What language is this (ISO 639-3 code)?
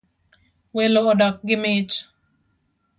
luo